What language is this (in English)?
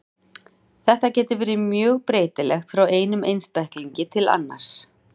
Icelandic